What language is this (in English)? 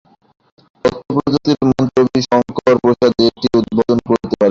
Bangla